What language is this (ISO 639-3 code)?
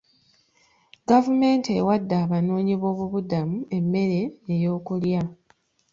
lug